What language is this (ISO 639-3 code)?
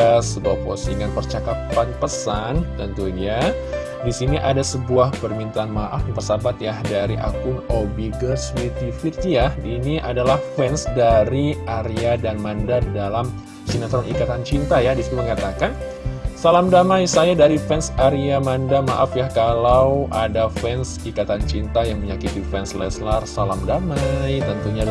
ind